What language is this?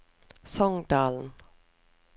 Norwegian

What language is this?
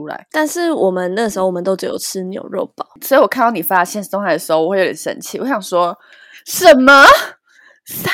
Chinese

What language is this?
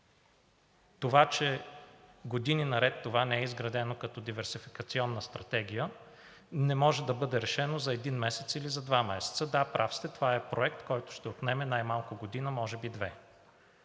Bulgarian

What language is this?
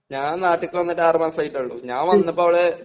Malayalam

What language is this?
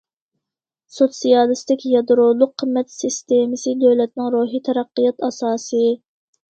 Uyghur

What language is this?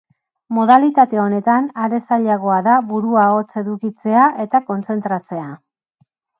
Basque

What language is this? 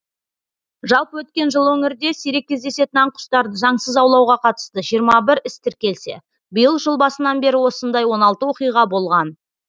Kazakh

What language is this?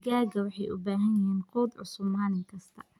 Somali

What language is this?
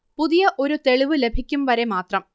Malayalam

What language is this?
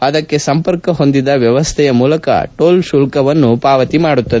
Kannada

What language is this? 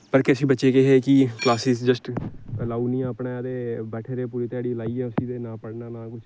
Dogri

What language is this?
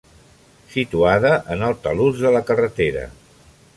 Catalan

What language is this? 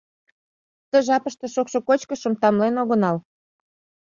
Mari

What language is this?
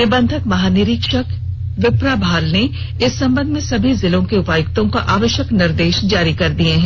Hindi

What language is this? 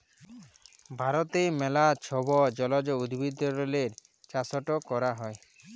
Bangla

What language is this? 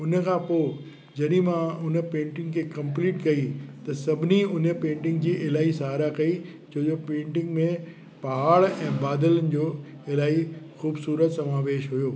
Sindhi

